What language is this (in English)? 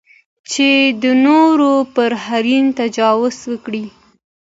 Pashto